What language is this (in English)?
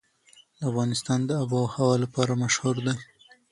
Pashto